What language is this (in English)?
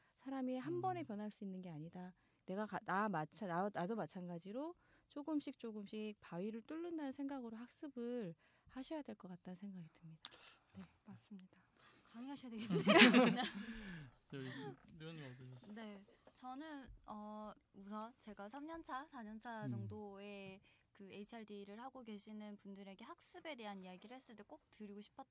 Korean